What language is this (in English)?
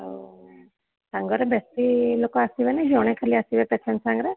Odia